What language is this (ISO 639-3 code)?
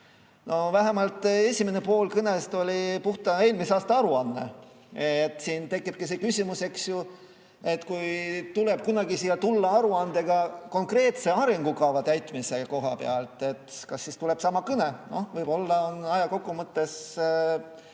est